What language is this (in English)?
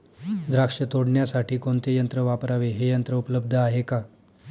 Marathi